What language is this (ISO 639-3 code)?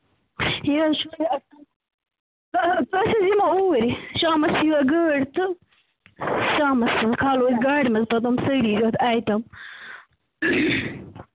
kas